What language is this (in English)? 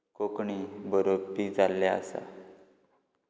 Konkani